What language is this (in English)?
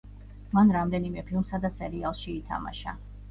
Georgian